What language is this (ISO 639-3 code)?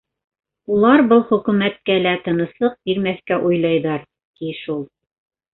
bak